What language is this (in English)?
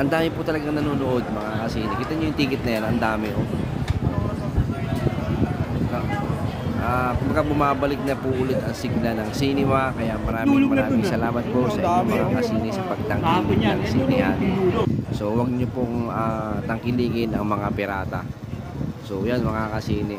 Filipino